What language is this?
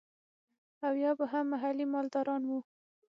Pashto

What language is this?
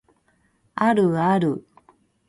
Japanese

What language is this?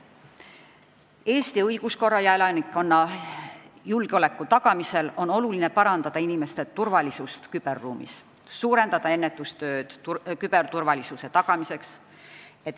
Estonian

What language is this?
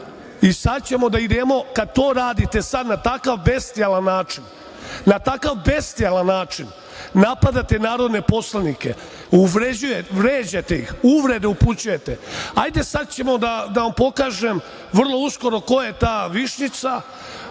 Serbian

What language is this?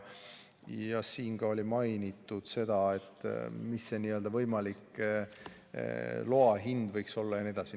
Estonian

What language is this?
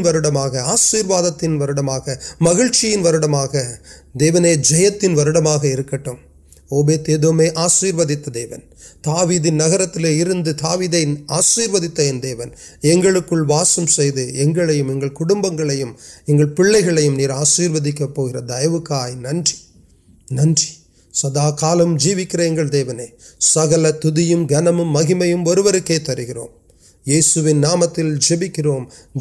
Urdu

